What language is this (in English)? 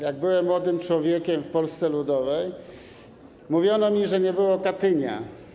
Polish